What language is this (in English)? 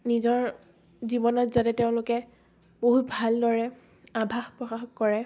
Assamese